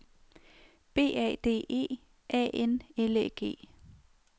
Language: Danish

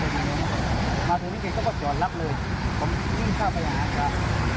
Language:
Thai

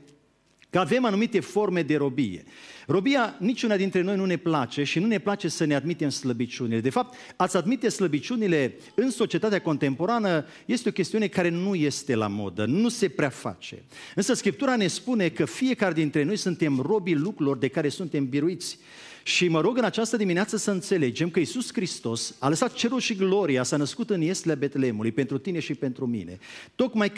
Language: Romanian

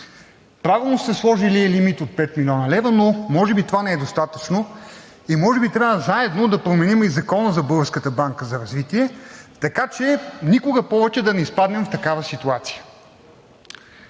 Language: Bulgarian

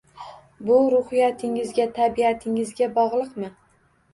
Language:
Uzbek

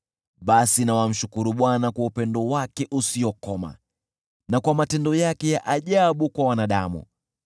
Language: Swahili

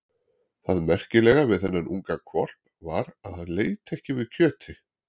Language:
Icelandic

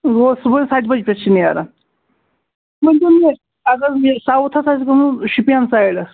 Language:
Kashmiri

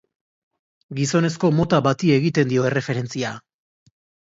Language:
Basque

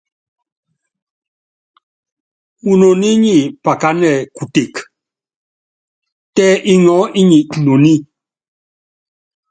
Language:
Yangben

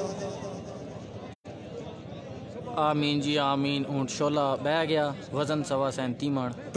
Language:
Arabic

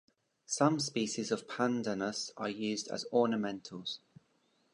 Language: English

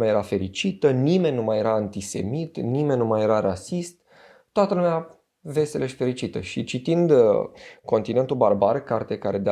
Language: Romanian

